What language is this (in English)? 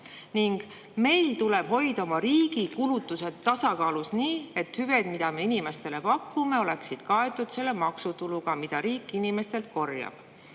Estonian